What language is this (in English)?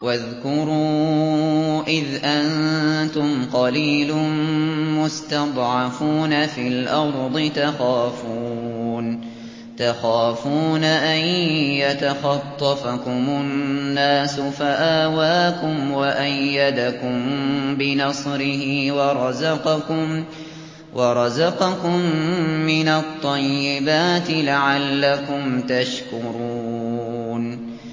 Arabic